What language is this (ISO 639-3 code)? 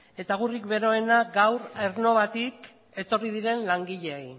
eus